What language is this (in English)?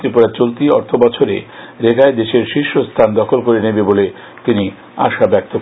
Bangla